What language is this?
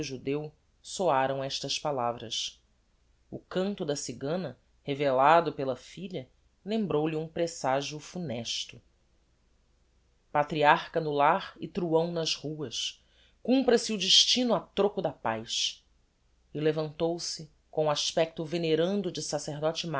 Portuguese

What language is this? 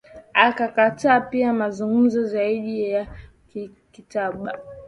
Swahili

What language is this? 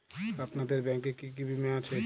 Bangla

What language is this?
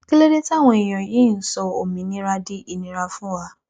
Yoruba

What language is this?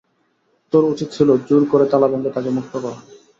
Bangla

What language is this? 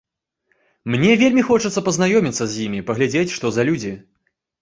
Belarusian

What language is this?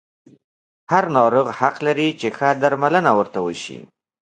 Pashto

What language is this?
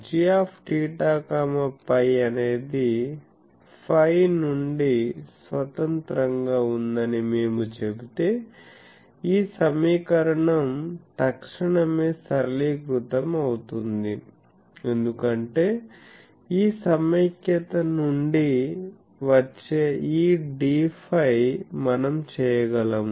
Telugu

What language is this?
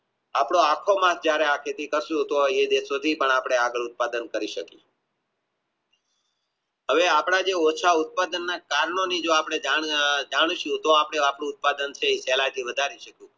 Gujarati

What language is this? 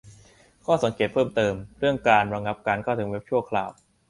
Thai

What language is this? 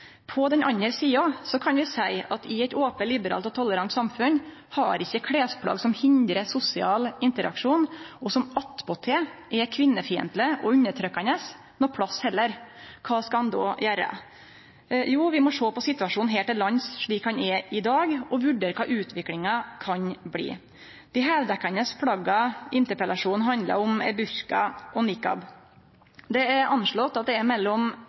Norwegian Nynorsk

